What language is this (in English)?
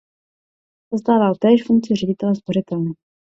Czech